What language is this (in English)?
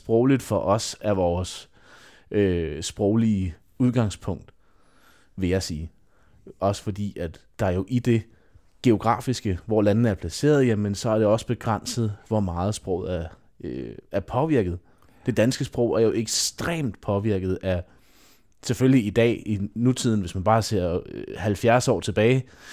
Danish